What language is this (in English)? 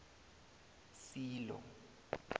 South Ndebele